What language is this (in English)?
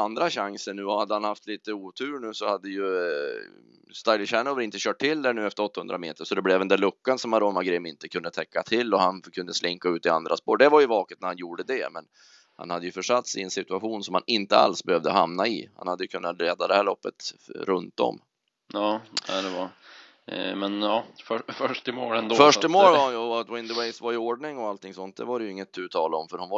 Swedish